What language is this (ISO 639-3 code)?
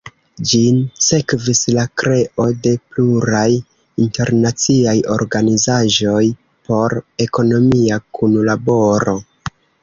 epo